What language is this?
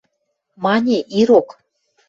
Western Mari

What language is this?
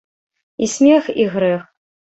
Belarusian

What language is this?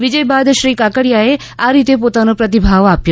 Gujarati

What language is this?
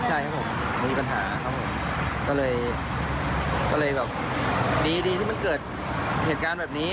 Thai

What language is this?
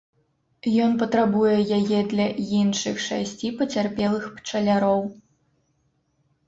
Belarusian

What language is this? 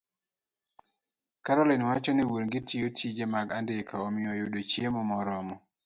Luo (Kenya and Tanzania)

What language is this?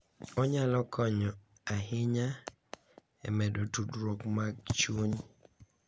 Luo (Kenya and Tanzania)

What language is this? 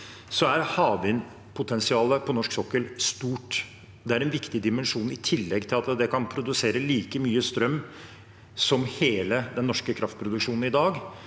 Norwegian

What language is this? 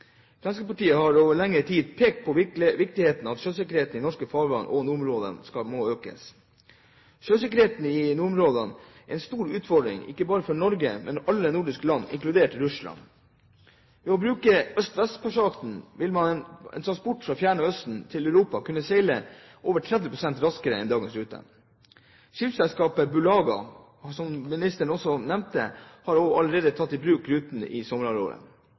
Norwegian Bokmål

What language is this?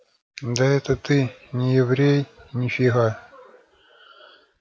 Russian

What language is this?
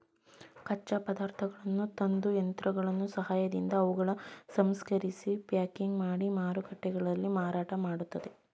Kannada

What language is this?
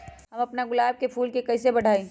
Magahi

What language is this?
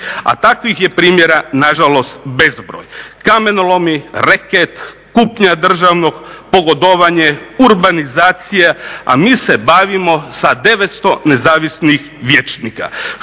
Croatian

